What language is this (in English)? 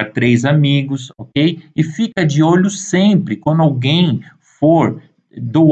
Portuguese